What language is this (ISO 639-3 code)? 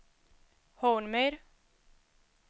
swe